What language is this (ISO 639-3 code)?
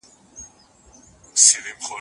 pus